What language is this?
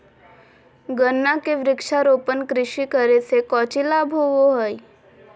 Magahi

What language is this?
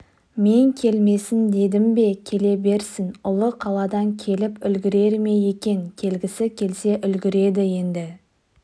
Kazakh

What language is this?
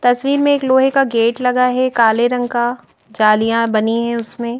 Hindi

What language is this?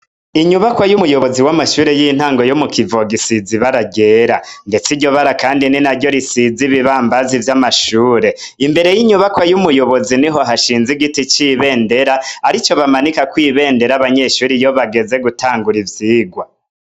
Rundi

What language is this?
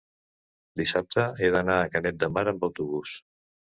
Catalan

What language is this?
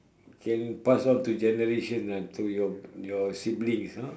English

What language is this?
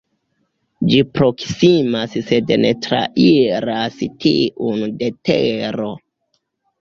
Esperanto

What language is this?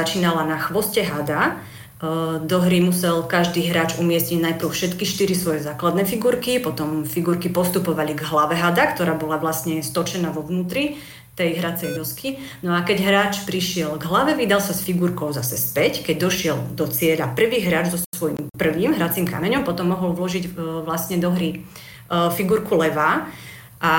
Slovak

